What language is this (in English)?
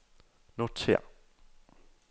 Danish